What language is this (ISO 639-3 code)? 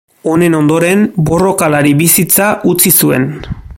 eus